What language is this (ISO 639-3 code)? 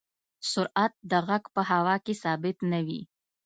pus